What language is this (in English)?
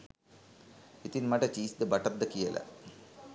Sinhala